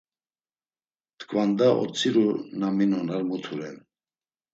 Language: Laz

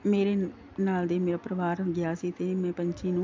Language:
Punjabi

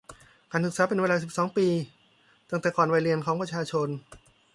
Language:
Thai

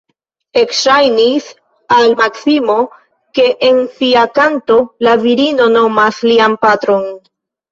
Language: Esperanto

